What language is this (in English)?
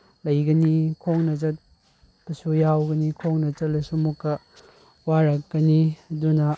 Manipuri